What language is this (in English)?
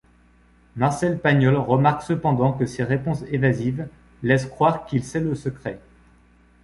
French